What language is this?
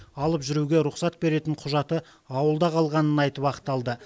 Kazakh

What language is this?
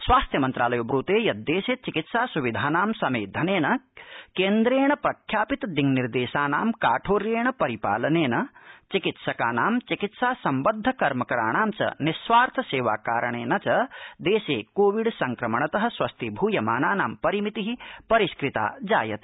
Sanskrit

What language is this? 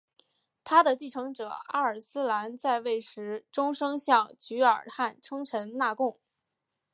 Chinese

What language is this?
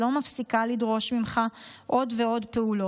Hebrew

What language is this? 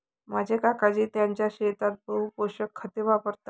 Marathi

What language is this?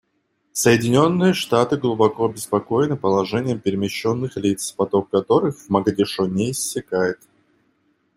Russian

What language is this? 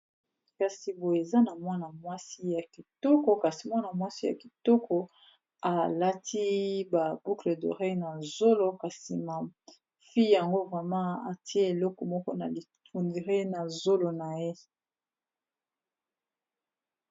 Lingala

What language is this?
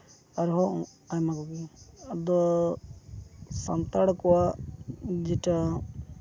Santali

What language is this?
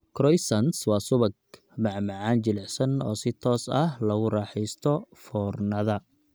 Somali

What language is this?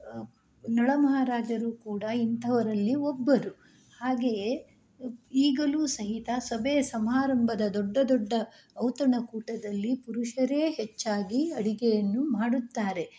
Kannada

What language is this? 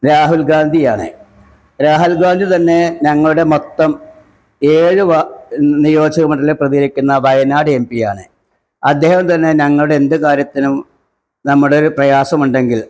Malayalam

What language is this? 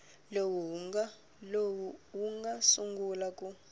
Tsonga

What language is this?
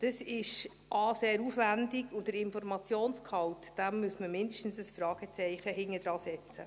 Swiss German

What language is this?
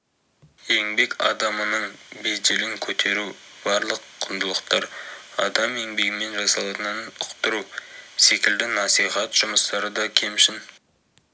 Kazakh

